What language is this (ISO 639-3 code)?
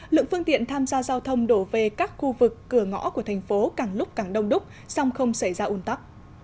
vie